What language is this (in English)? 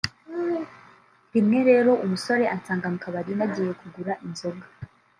Kinyarwanda